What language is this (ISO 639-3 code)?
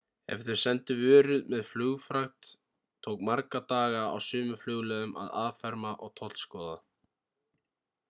isl